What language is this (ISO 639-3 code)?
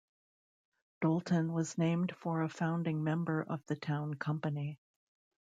eng